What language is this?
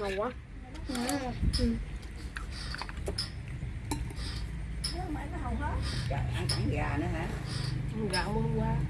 Vietnamese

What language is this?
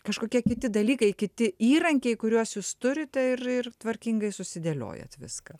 Lithuanian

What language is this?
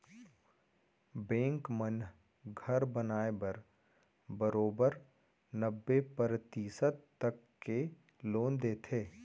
Chhattisgarhi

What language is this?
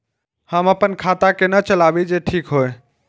Maithili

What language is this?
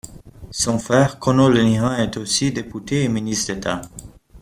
French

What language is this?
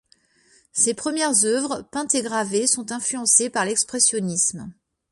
French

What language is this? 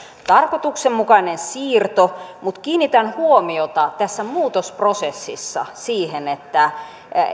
Finnish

